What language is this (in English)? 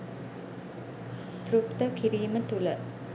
Sinhala